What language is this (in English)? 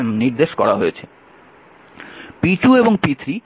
Bangla